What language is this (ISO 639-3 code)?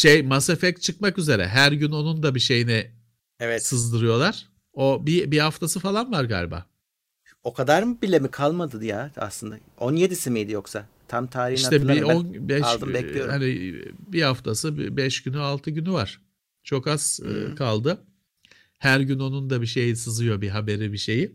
tur